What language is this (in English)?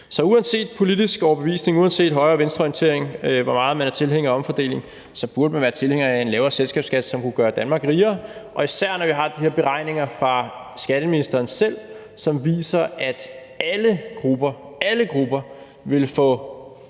Danish